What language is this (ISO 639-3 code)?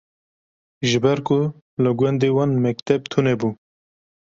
kur